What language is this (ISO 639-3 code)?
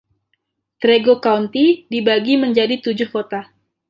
ind